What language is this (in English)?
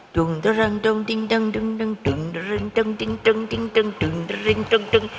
Indonesian